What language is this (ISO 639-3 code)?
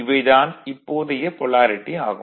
tam